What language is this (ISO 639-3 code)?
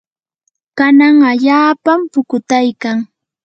qur